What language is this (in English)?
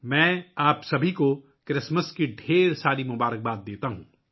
Urdu